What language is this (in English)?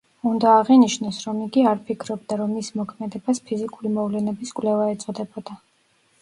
Georgian